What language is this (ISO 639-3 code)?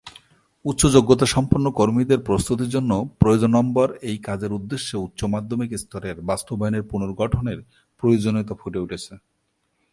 ben